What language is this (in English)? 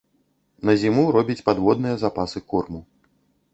Belarusian